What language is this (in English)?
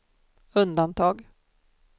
Swedish